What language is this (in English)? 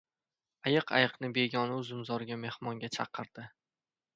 Uzbek